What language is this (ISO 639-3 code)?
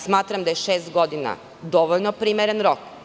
srp